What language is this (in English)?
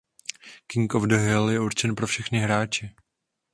Czech